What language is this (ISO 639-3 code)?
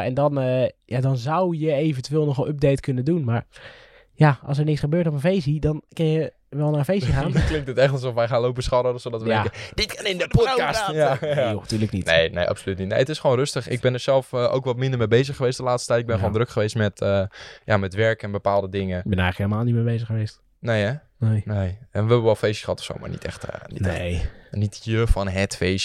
nld